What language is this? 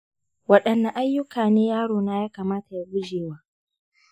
Hausa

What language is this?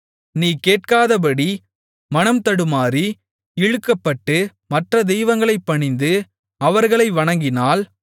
Tamil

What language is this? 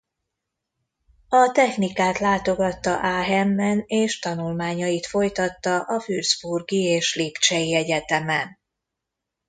Hungarian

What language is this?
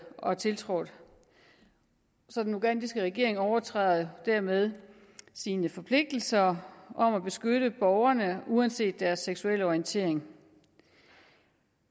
Danish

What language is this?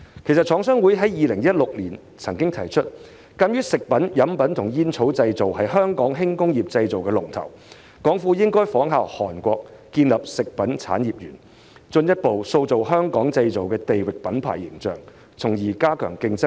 Cantonese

